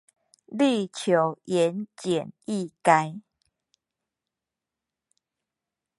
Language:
Chinese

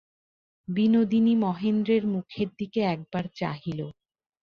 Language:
Bangla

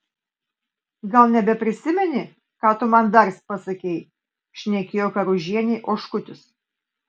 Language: Lithuanian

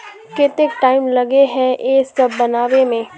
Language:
Magahi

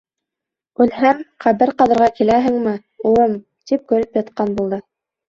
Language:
Bashkir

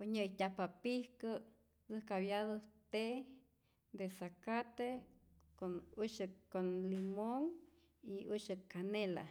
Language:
Rayón Zoque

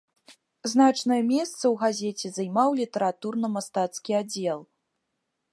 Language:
Belarusian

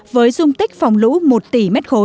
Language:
Vietnamese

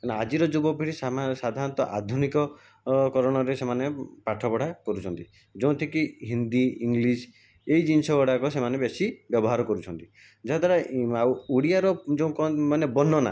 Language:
Odia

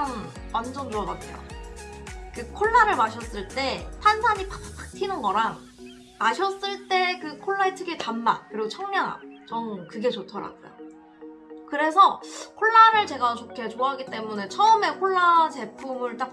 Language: Korean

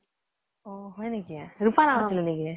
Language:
Assamese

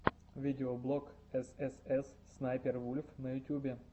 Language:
Russian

